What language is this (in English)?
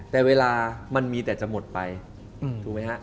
Thai